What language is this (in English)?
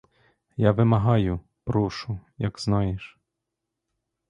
Ukrainian